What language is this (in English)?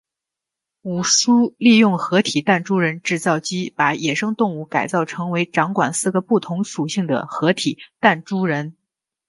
Chinese